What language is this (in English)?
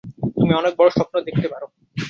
Bangla